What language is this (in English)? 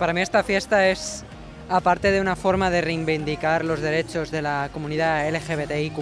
Catalan